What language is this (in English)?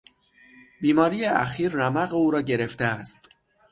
Persian